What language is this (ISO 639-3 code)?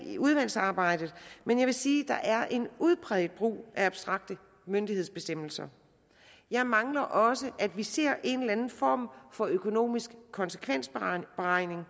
dan